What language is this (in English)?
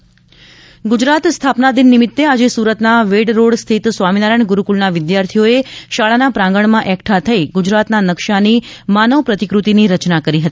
Gujarati